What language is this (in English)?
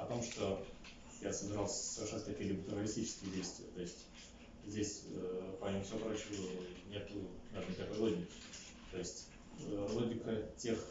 Russian